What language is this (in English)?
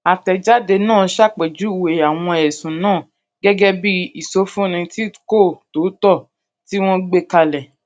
Yoruba